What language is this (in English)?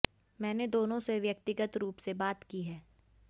Hindi